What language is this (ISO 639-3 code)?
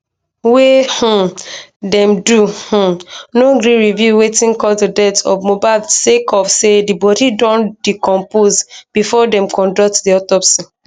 pcm